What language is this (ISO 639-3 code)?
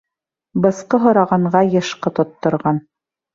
bak